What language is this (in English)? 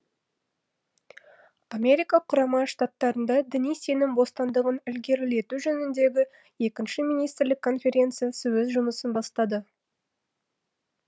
Kazakh